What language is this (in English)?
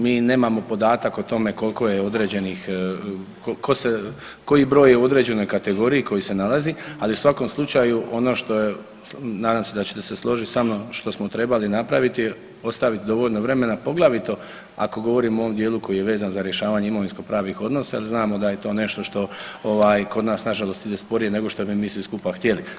Croatian